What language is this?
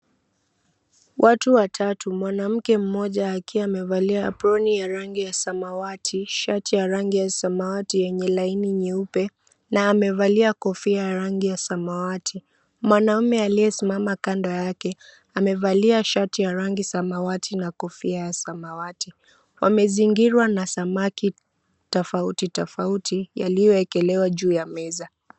Swahili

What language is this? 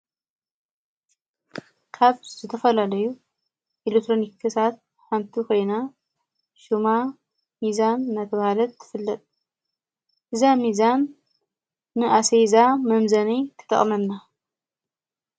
Tigrinya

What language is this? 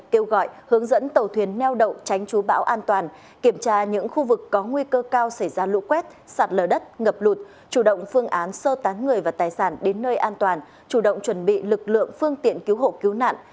Vietnamese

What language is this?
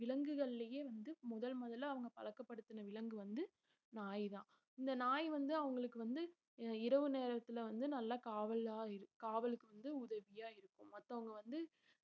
Tamil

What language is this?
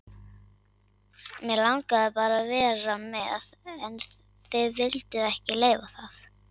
Icelandic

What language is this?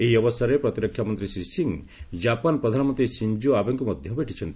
Odia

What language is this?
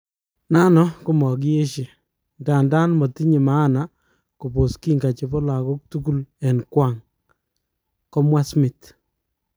Kalenjin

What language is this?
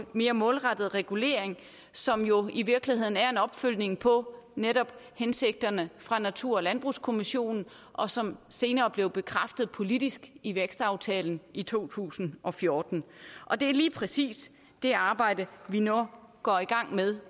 Danish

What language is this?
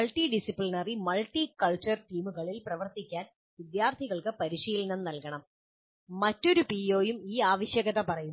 Malayalam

